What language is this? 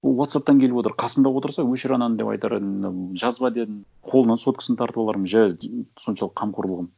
Kazakh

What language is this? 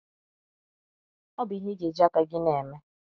Igbo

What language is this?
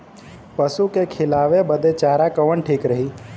Bhojpuri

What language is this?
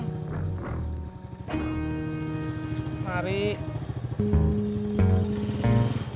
Indonesian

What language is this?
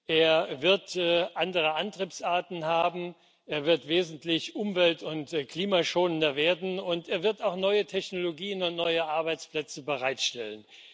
German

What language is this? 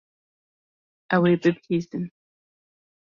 Kurdish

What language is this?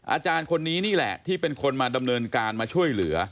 Thai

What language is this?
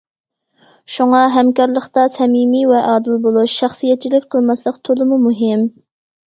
Uyghur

